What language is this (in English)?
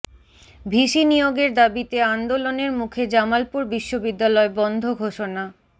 Bangla